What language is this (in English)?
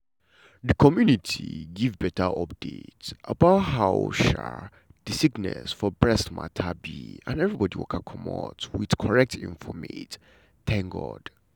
Nigerian Pidgin